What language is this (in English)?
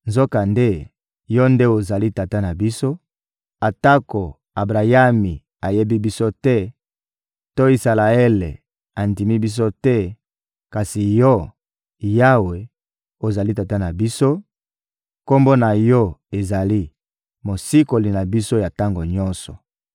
Lingala